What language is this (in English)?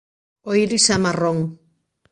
Galician